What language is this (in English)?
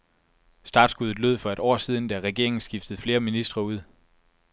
Danish